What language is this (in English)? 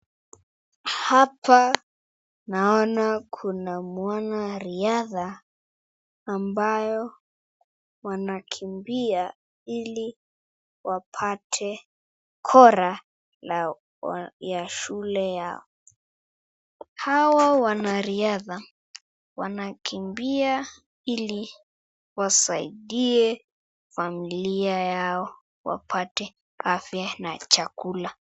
Swahili